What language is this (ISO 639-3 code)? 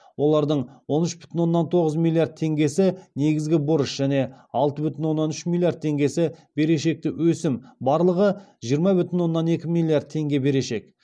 kaz